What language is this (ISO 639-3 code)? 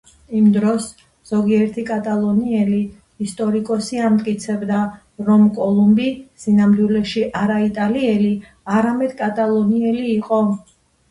kat